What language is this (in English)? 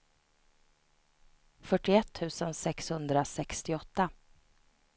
Swedish